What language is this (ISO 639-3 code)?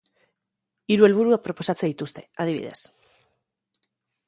eus